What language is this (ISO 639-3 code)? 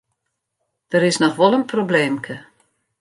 fry